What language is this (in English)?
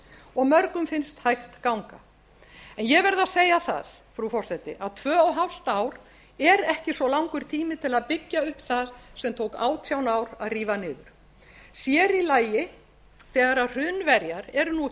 Icelandic